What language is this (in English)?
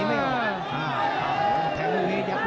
Thai